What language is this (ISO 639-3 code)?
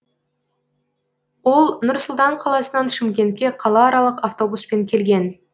kaz